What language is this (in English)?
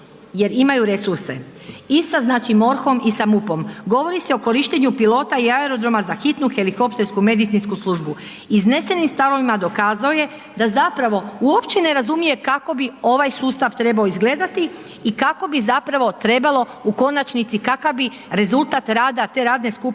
Croatian